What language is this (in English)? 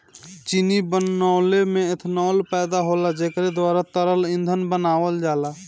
Bhojpuri